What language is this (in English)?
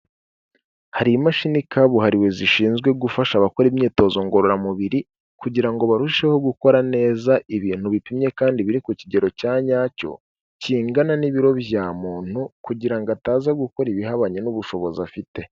Kinyarwanda